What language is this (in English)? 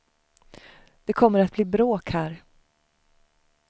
Swedish